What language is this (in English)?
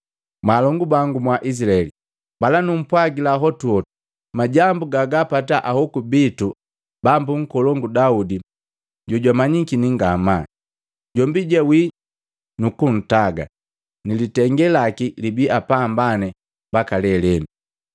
Matengo